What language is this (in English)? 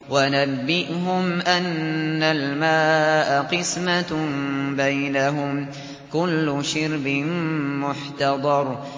Arabic